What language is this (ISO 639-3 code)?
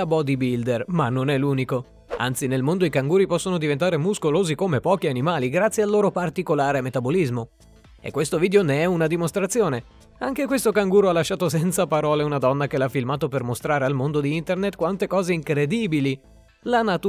ita